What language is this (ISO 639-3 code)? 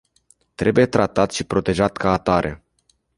ron